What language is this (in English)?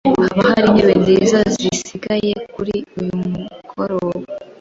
Kinyarwanda